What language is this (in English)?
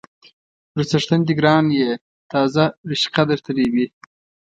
Pashto